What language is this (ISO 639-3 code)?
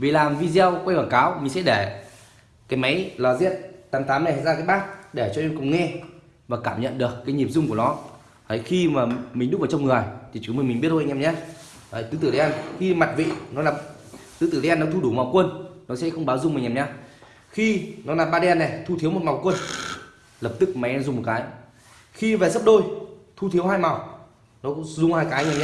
vie